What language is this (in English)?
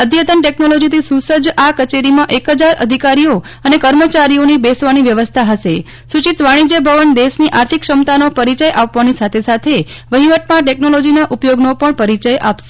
Gujarati